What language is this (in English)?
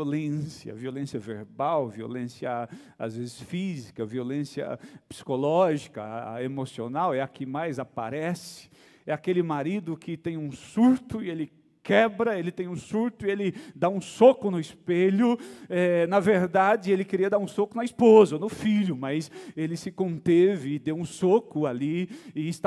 Portuguese